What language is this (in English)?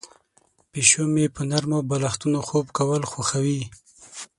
Pashto